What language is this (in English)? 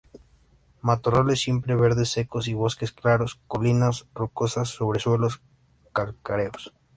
Spanish